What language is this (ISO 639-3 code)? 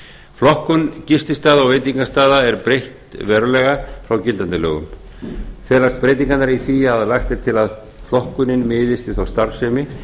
isl